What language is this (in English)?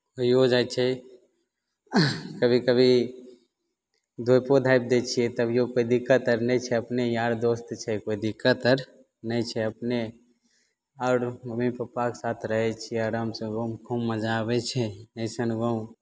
Maithili